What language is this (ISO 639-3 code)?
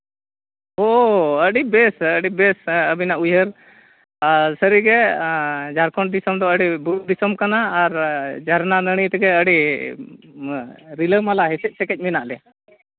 sat